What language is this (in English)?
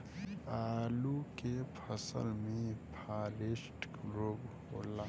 Bhojpuri